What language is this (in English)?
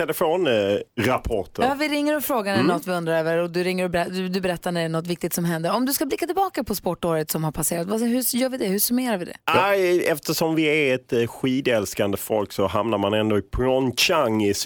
Swedish